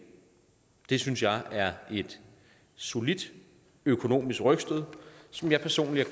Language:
Danish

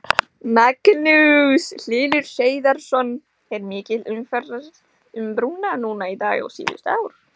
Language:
Icelandic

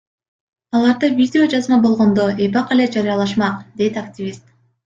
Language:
Kyrgyz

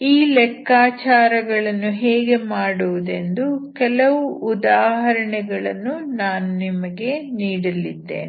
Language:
Kannada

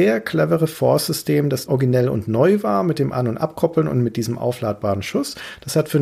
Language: German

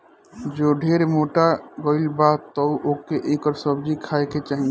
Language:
Bhojpuri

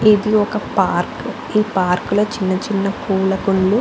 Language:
Telugu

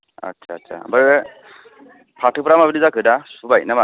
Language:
Bodo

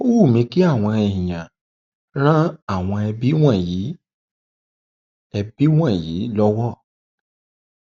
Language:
Yoruba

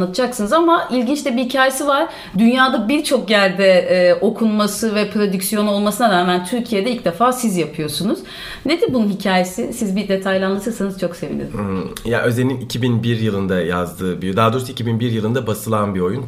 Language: Turkish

